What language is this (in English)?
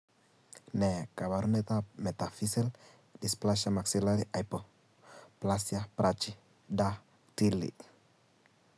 Kalenjin